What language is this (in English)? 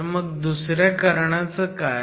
Marathi